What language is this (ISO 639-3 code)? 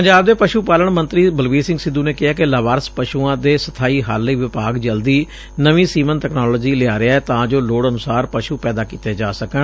pan